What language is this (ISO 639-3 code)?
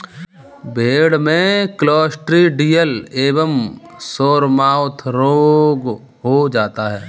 hin